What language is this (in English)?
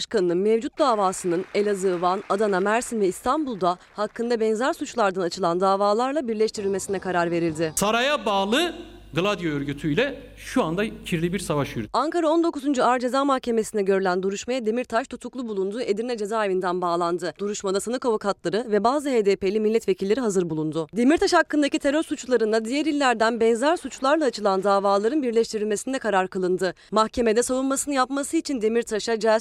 Turkish